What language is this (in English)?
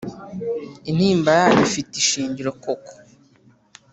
Kinyarwanda